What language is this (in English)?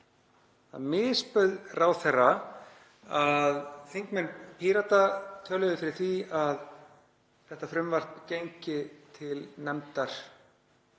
Icelandic